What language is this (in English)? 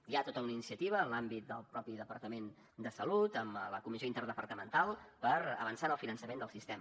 Catalan